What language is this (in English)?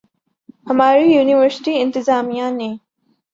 Urdu